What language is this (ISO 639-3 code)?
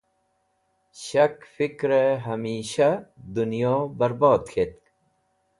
wbl